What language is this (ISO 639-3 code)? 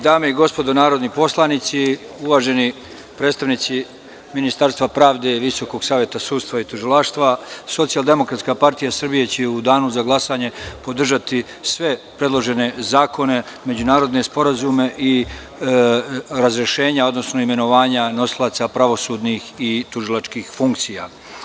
srp